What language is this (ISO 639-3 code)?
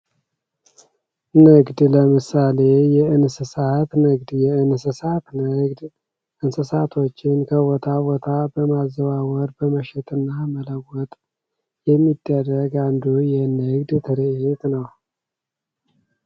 amh